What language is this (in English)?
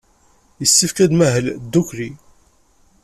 Kabyle